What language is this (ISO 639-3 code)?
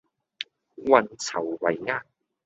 yue